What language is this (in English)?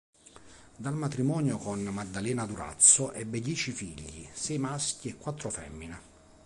Italian